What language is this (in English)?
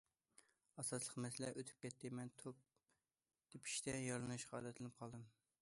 Uyghur